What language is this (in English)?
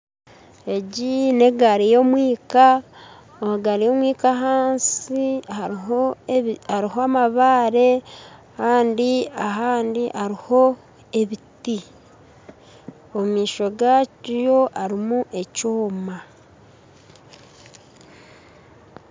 Nyankole